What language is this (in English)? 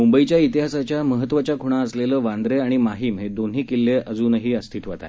Marathi